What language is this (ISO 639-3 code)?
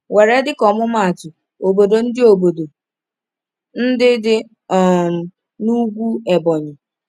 ibo